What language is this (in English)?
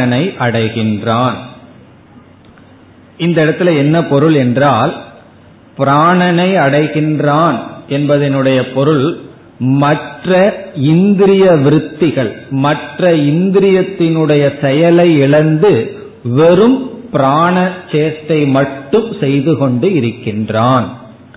Tamil